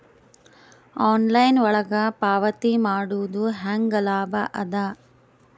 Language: Kannada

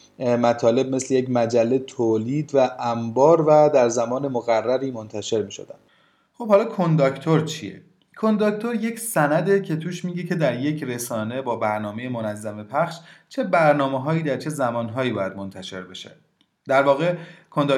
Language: Persian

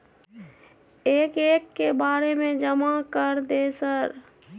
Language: Maithili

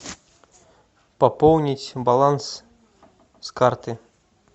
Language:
Russian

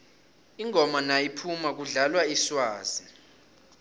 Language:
South Ndebele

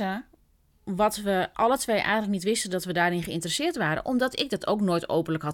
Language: Dutch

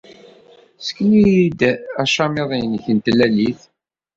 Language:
Kabyle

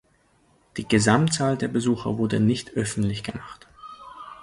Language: German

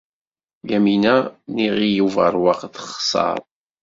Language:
Kabyle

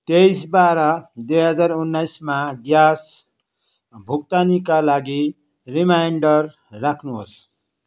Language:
Nepali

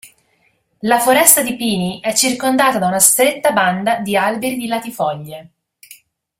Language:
Italian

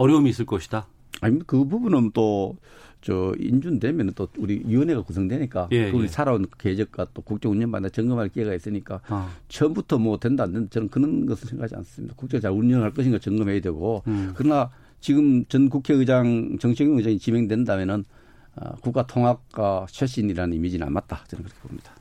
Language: Korean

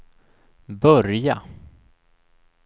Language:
Swedish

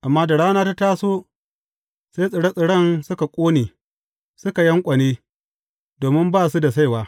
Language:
Hausa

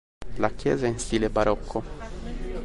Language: Italian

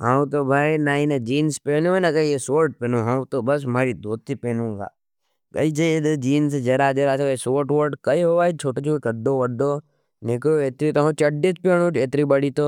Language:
Nimadi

